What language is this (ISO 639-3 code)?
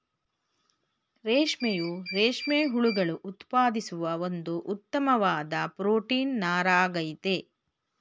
kan